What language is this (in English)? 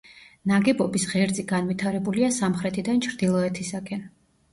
Georgian